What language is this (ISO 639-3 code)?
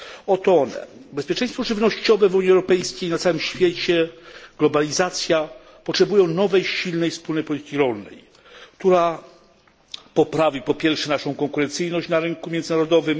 pol